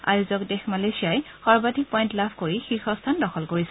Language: Assamese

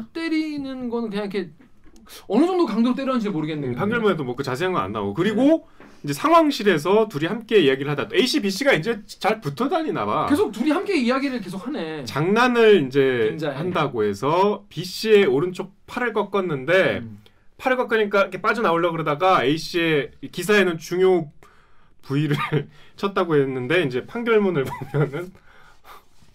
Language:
Korean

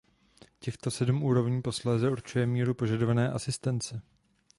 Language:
Czech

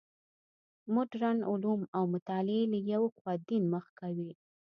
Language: Pashto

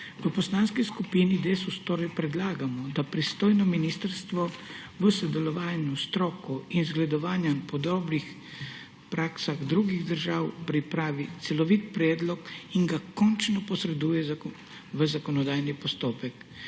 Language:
Slovenian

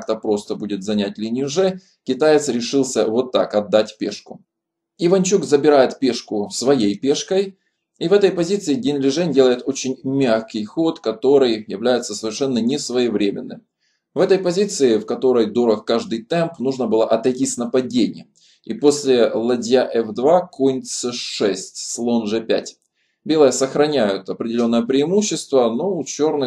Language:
Russian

